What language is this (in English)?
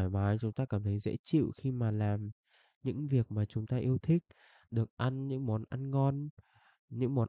Vietnamese